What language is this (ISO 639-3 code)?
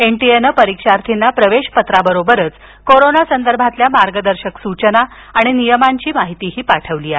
mar